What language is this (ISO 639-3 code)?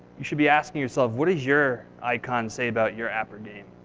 eng